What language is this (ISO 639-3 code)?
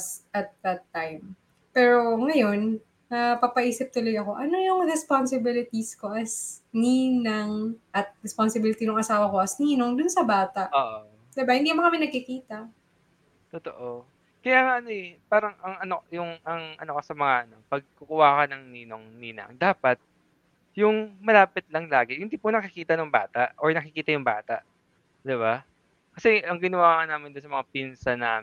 fil